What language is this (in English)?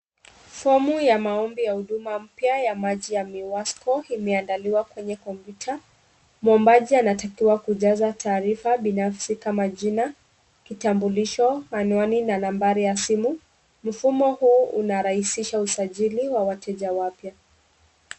Swahili